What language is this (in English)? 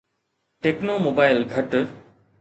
Sindhi